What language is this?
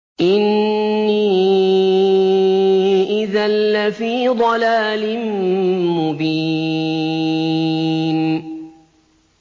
Arabic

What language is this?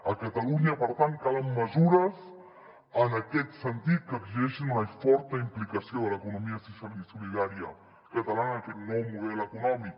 Catalan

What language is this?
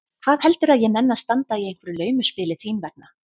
Icelandic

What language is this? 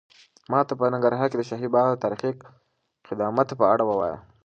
Pashto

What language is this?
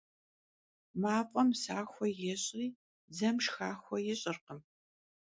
Kabardian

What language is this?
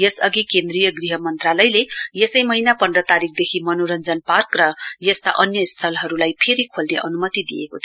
Nepali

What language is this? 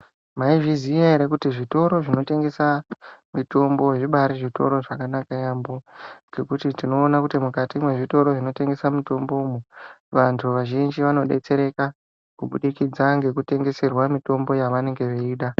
Ndau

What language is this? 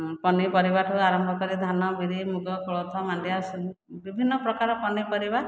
Odia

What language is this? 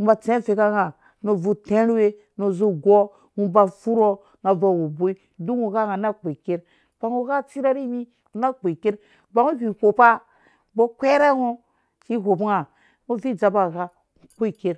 Dũya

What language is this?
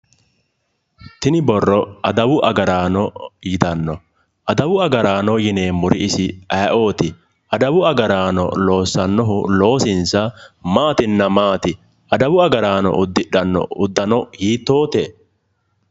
Sidamo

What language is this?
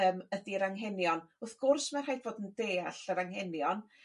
Welsh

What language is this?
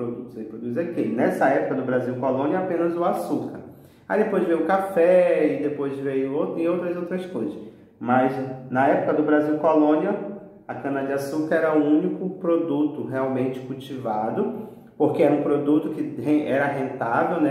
Portuguese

